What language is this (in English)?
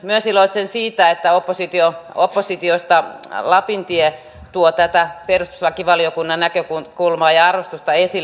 Finnish